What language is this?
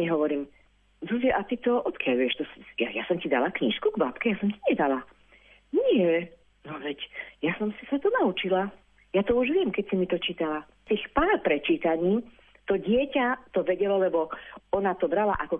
Slovak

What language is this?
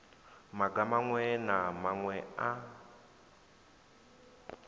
Venda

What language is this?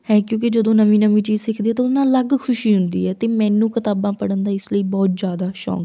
Punjabi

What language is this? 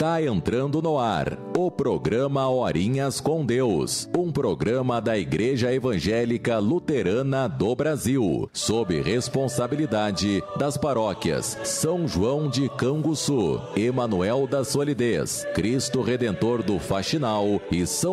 Portuguese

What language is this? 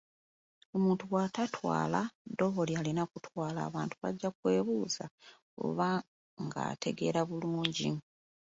Ganda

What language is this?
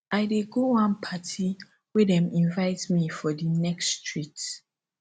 Nigerian Pidgin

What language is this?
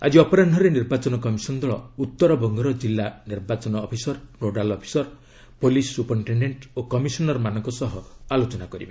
Odia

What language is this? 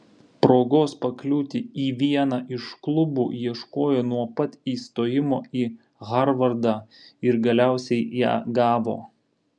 Lithuanian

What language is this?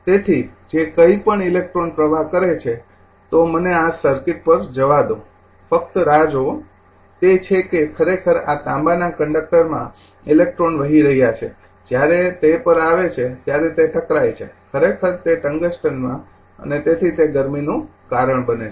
Gujarati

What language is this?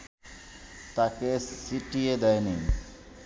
Bangla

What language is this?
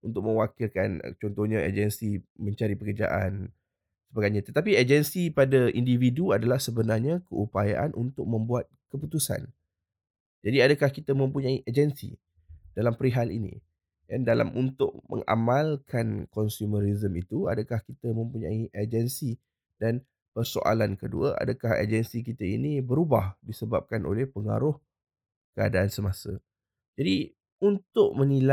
Malay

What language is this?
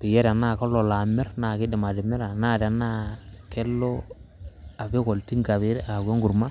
Masai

